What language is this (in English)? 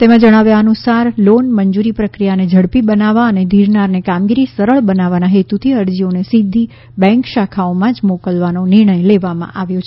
Gujarati